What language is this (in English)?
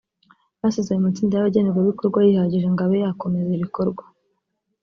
Kinyarwanda